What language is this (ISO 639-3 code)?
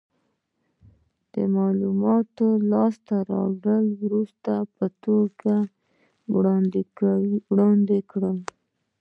pus